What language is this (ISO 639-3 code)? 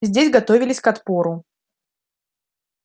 rus